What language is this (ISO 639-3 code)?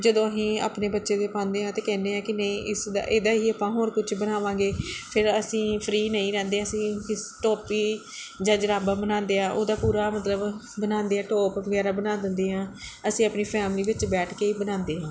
pan